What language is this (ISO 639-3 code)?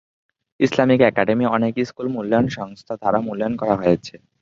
ben